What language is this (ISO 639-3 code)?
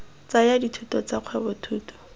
tsn